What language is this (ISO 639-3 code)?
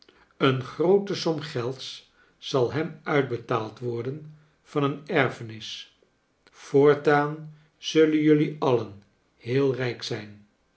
nld